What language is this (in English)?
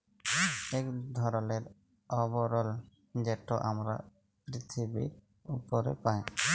Bangla